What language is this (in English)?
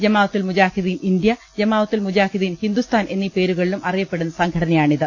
Malayalam